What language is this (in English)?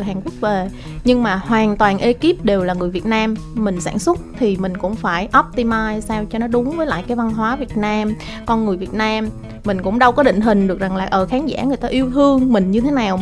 Vietnamese